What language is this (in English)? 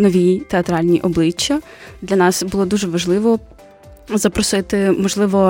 Ukrainian